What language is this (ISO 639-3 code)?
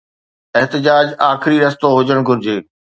snd